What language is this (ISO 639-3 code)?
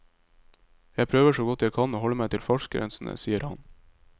nor